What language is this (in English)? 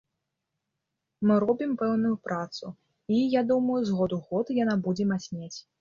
Belarusian